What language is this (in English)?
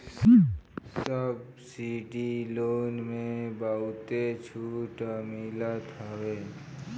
Bhojpuri